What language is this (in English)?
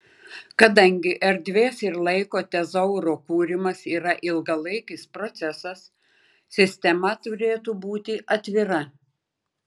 Lithuanian